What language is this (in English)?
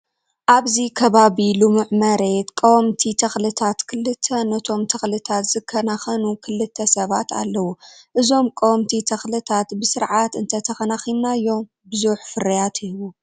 Tigrinya